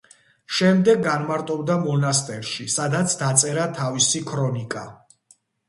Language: Georgian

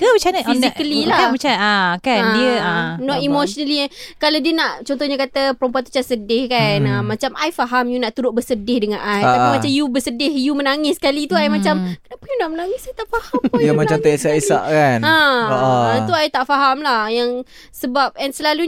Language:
Malay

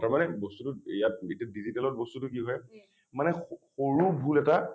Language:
Assamese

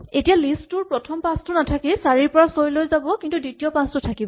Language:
Assamese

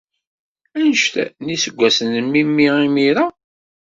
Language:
Kabyle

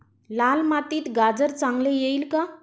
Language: Marathi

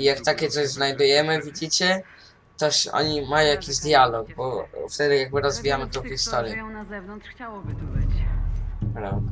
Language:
Polish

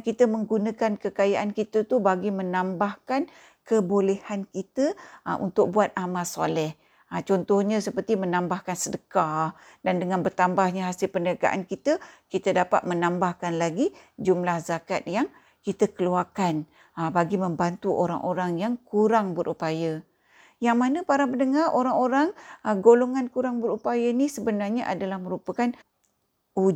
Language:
Malay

